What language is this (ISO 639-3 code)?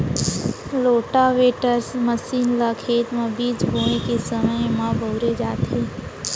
hne